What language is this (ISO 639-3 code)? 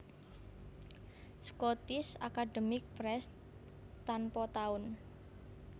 jav